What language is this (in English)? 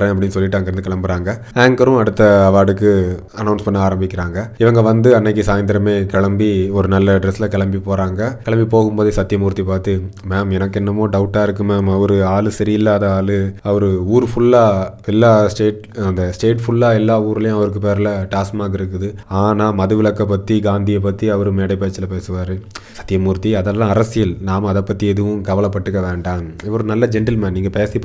Tamil